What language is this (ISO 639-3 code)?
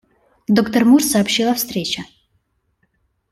rus